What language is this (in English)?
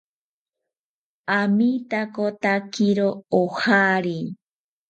South Ucayali Ashéninka